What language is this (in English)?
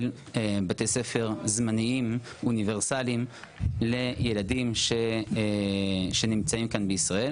Hebrew